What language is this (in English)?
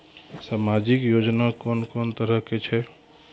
Maithili